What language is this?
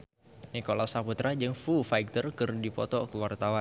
Sundanese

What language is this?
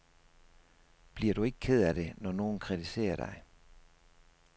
Danish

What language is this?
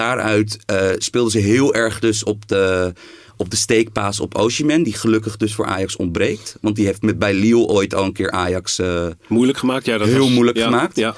Dutch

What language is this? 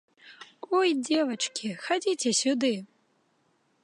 Belarusian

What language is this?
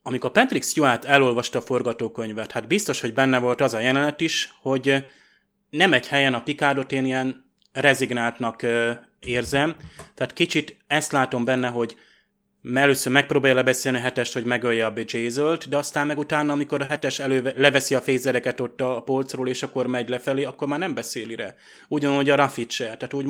Hungarian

